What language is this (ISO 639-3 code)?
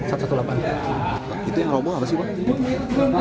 ind